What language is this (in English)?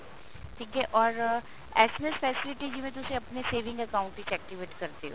Punjabi